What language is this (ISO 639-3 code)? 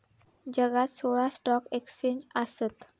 mar